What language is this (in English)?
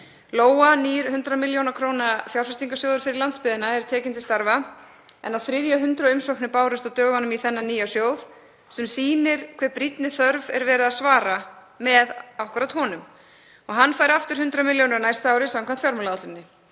Icelandic